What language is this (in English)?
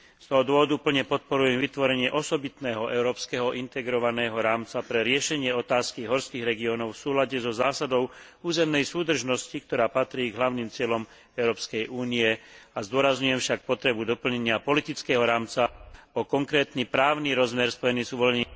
Slovak